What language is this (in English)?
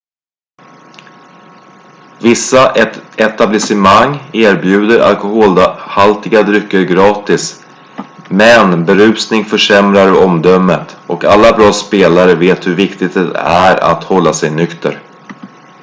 Swedish